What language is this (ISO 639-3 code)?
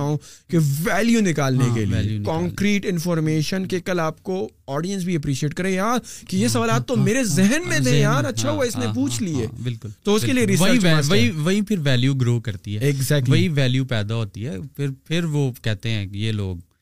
urd